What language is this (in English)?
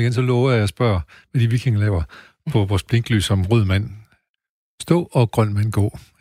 Danish